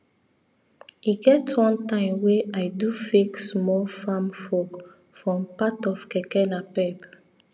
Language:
Nigerian Pidgin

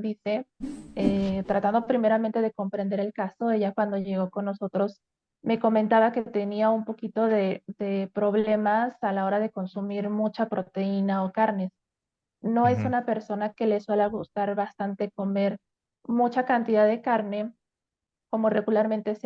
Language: Spanish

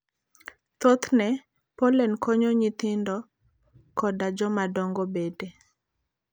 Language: Luo (Kenya and Tanzania)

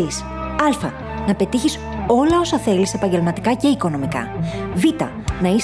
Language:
Greek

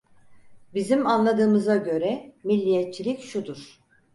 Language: Turkish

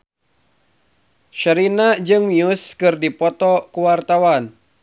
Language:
Sundanese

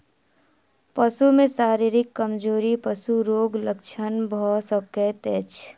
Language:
Maithili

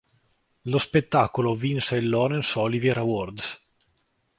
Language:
Italian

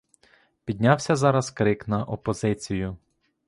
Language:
Ukrainian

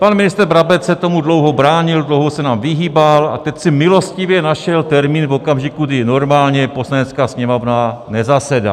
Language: Czech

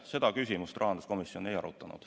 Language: Estonian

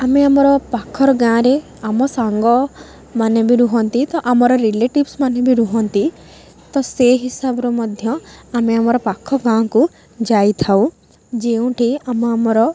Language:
Odia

